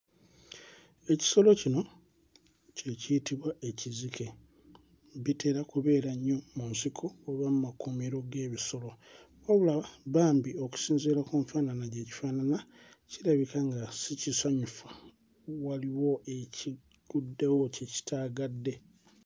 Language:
Ganda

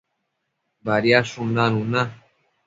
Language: Matsés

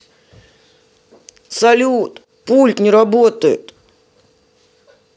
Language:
Russian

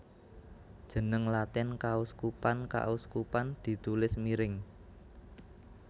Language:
Javanese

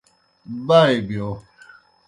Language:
Kohistani Shina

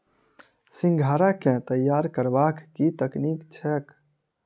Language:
Maithili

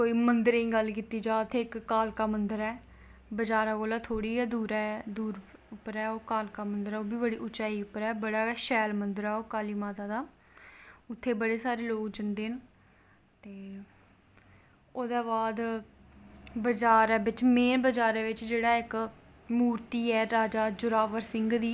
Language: Dogri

